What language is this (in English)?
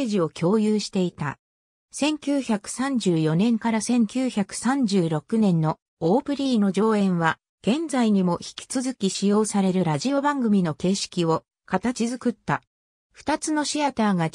Japanese